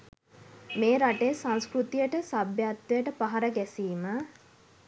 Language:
Sinhala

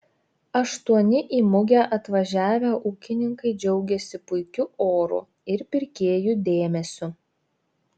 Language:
Lithuanian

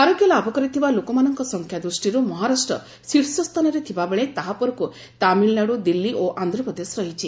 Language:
Odia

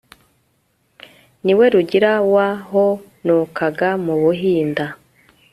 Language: Kinyarwanda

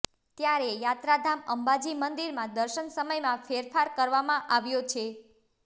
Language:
Gujarati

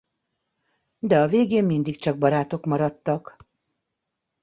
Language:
Hungarian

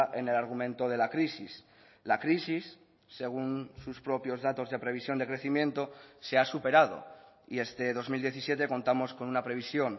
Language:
Spanish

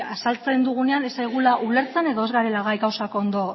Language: Basque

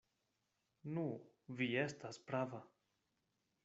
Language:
Esperanto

